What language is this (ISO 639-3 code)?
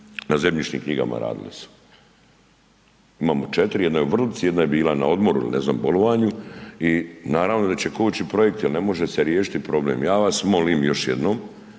hrv